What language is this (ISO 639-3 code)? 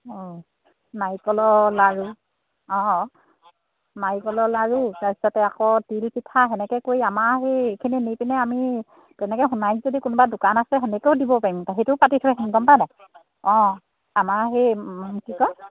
asm